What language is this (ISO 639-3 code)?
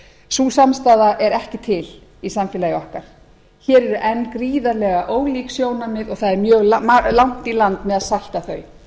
isl